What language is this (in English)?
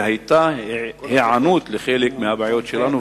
Hebrew